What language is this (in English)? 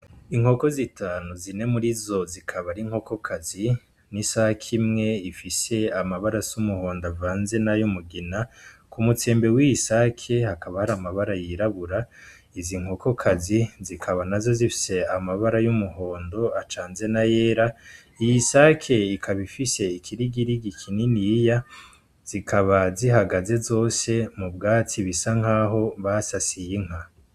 Rundi